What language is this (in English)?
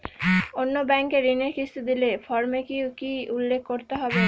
Bangla